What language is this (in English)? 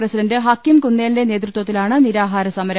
Malayalam